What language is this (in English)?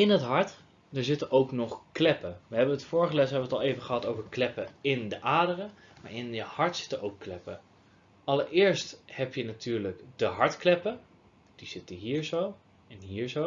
Dutch